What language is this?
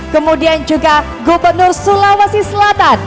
Indonesian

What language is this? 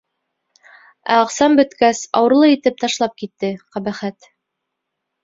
Bashkir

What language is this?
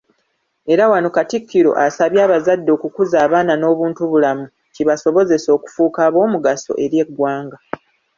Ganda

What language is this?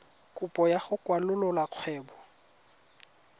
Tswana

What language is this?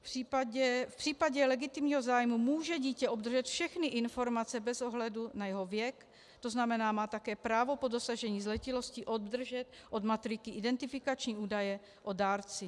Czech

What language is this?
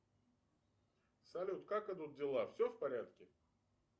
Russian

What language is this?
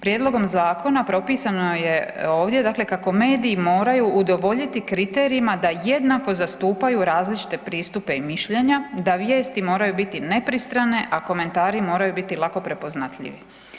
Croatian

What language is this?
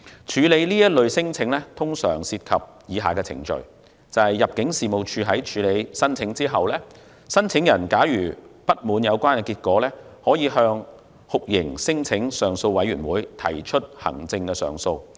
Cantonese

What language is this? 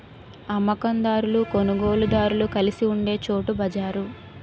Telugu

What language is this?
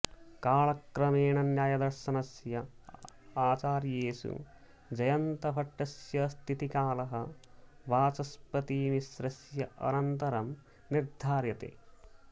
Sanskrit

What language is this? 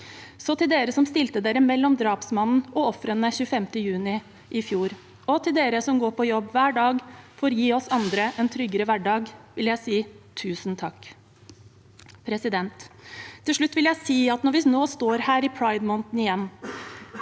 Norwegian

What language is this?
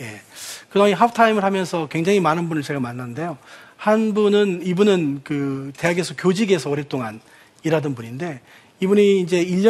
Korean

